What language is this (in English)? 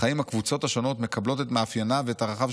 Hebrew